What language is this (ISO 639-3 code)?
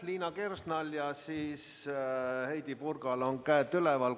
est